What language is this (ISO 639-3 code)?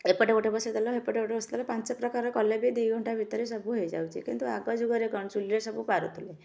ori